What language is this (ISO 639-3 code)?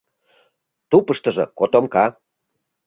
chm